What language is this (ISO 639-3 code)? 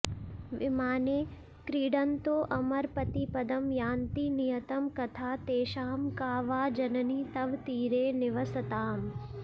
san